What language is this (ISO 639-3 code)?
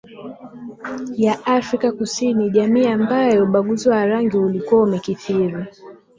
swa